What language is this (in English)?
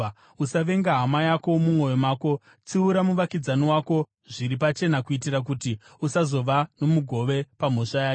Shona